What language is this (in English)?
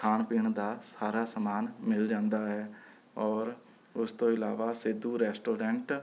Punjabi